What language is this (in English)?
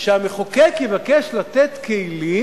Hebrew